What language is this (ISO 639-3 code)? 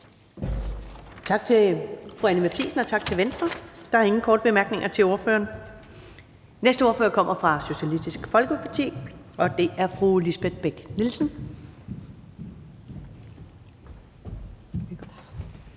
dan